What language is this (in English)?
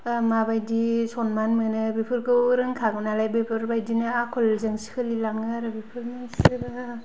Bodo